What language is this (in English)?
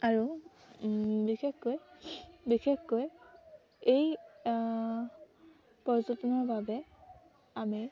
Assamese